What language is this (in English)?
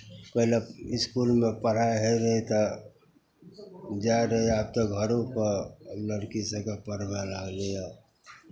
Maithili